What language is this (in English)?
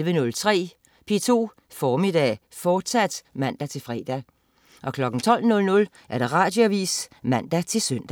Danish